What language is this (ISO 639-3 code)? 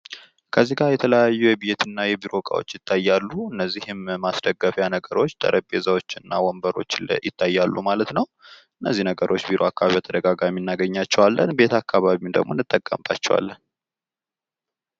amh